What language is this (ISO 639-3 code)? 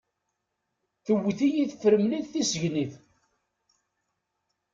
kab